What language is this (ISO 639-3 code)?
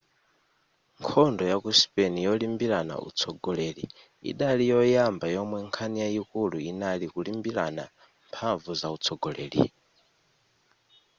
nya